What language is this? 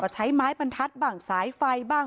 Thai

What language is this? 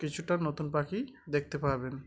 Bangla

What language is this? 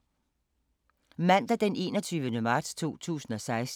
Danish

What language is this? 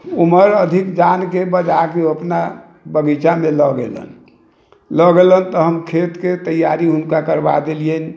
Maithili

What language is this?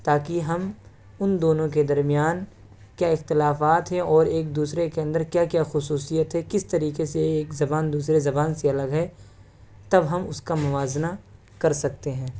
Urdu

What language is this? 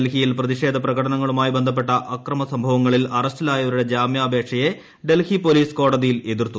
Malayalam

